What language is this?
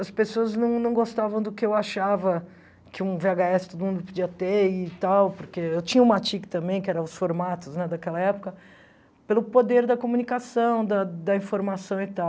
Portuguese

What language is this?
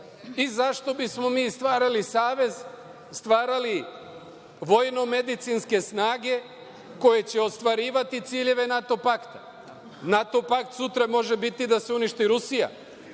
Serbian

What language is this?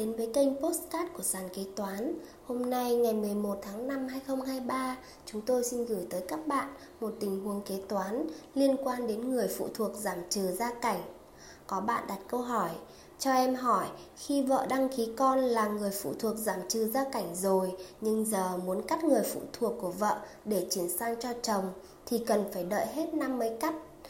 Vietnamese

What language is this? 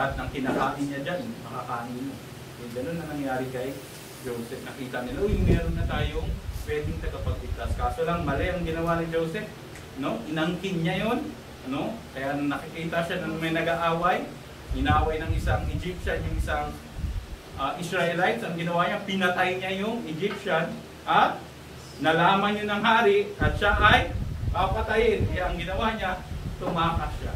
Filipino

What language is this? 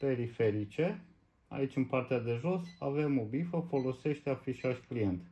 Romanian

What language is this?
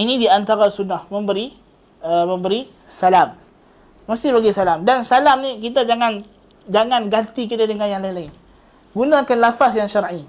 Malay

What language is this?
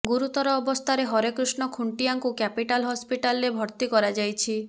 Odia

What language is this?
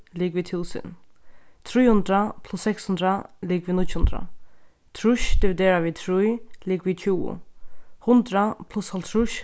Faroese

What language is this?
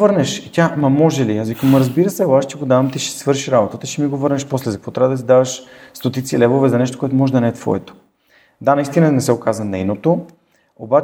Bulgarian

